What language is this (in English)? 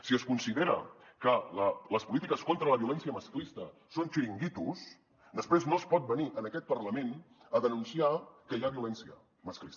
Catalan